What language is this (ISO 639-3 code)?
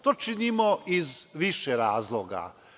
srp